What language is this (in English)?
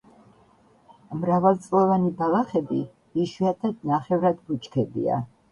Georgian